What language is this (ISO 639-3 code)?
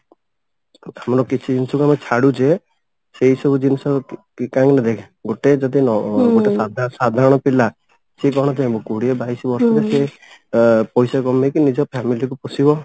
ori